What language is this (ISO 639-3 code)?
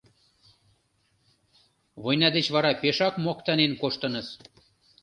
chm